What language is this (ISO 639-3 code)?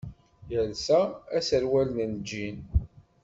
kab